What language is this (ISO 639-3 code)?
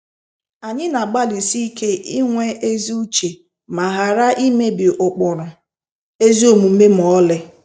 ibo